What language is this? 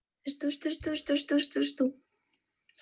Russian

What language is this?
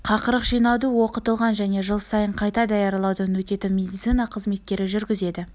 Kazakh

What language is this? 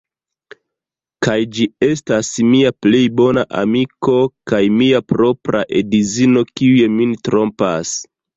Esperanto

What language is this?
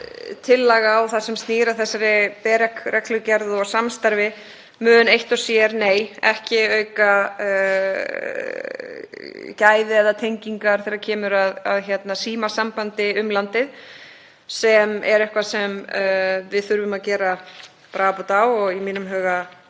Icelandic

